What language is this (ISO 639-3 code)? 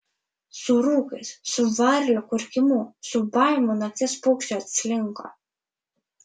lit